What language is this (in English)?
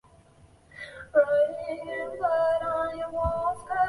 Chinese